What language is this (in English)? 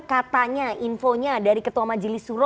Indonesian